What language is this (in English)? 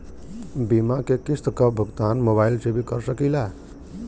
Bhojpuri